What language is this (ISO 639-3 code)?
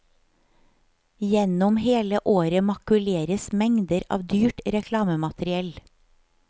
nor